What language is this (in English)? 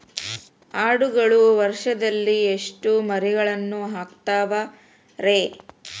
Kannada